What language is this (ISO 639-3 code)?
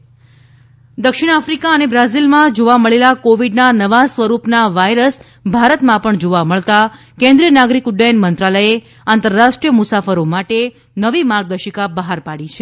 guj